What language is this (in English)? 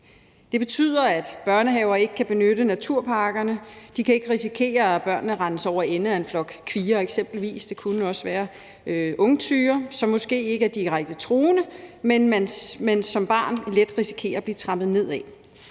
Danish